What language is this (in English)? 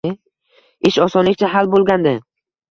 Uzbek